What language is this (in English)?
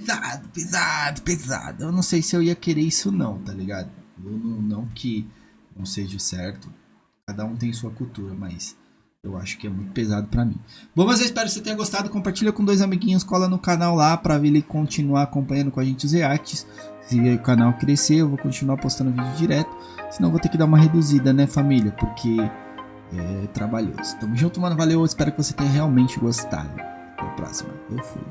Portuguese